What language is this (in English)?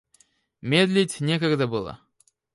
Russian